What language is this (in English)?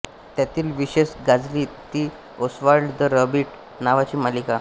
Marathi